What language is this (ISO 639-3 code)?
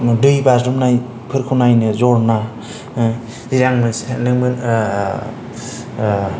brx